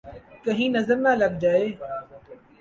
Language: Urdu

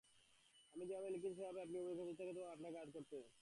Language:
Bangla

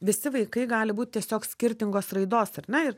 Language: Lithuanian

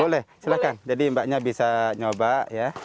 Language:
Indonesian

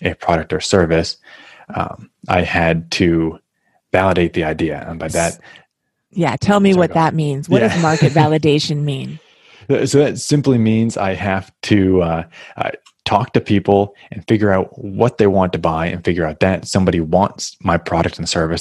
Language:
English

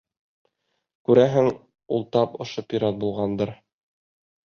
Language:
Bashkir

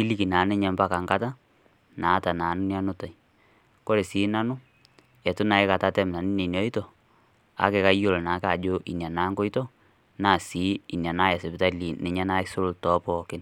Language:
Masai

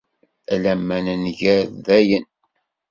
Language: Kabyle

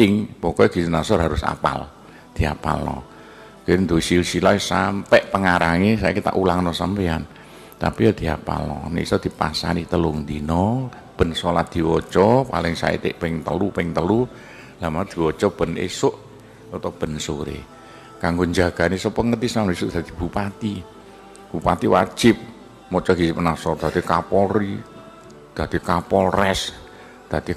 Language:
Indonesian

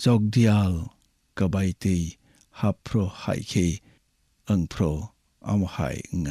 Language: Bangla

